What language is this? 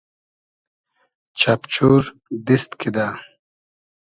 Hazaragi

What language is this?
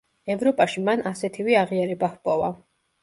Georgian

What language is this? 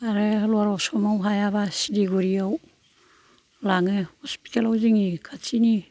Bodo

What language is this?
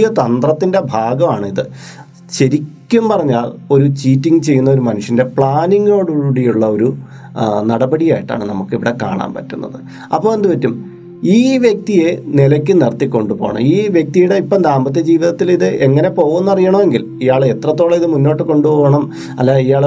Malayalam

